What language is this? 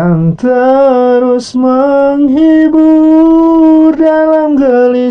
Indonesian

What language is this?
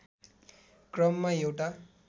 Nepali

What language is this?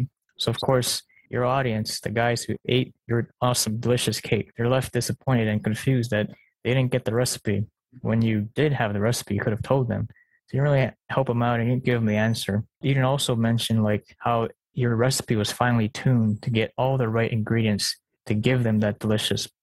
English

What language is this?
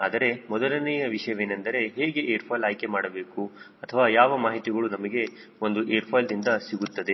Kannada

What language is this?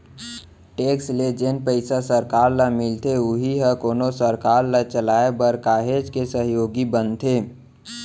Chhattisgarhi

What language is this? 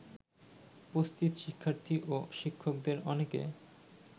Bangla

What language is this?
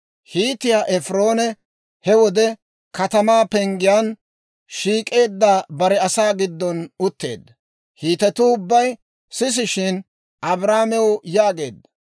Dawro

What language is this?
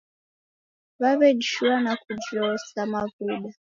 Taita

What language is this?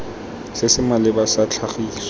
Tswana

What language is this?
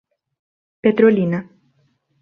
Portuguese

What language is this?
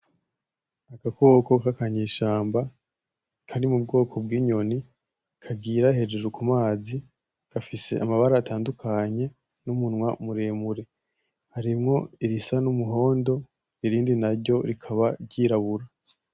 Rundi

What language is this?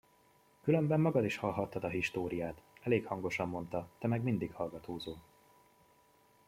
Hungarian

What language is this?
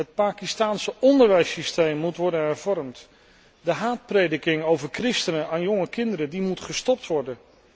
Dutch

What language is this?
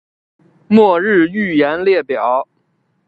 Chinese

